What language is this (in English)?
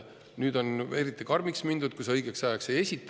Estonian